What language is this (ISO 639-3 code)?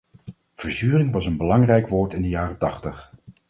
nld